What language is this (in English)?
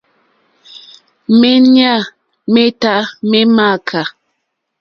Mokpwe